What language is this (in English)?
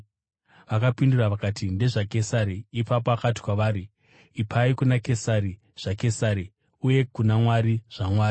Shona